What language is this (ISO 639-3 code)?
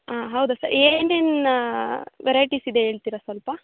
kan